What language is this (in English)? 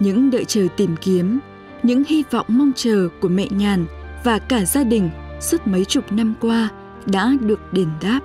Vietnamese